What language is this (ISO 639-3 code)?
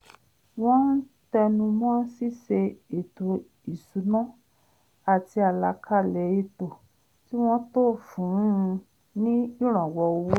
yor